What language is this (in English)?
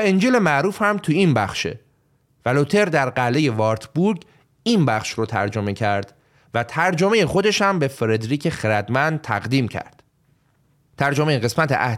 Persian